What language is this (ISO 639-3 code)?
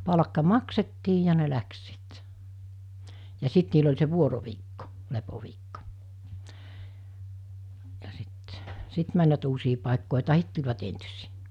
fin